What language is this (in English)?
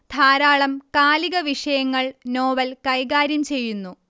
Malayalam